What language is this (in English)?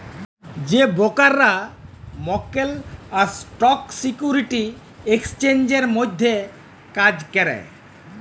Bangla